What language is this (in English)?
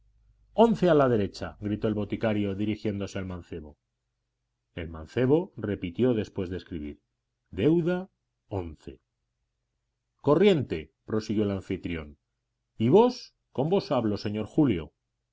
Spanish